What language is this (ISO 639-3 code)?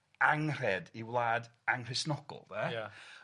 cym